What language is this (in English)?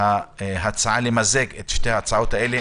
Hebrew